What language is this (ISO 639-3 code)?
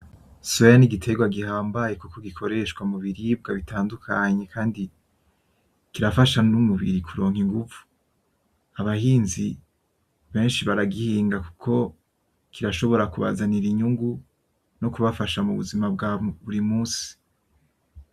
run